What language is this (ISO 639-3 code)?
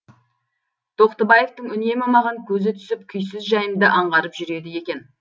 kaz